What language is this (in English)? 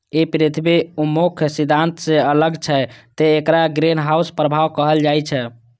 Maithili